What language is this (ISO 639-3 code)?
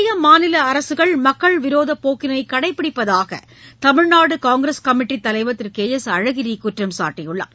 tam